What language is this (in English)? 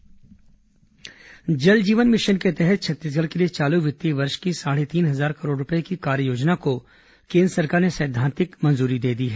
Hindi